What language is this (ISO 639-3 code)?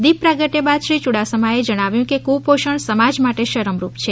guj